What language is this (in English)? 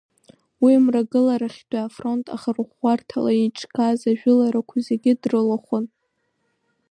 Abkhazian